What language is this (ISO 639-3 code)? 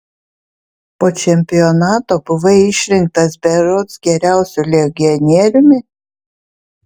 lit